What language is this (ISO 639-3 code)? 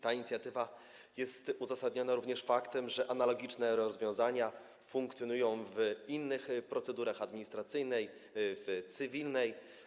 pol